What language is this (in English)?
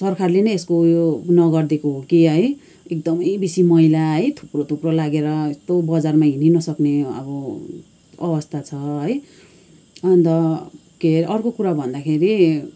Nepali